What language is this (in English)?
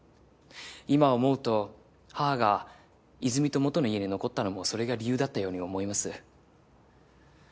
Japanese